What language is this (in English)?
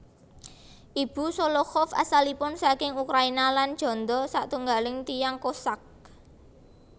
Javanese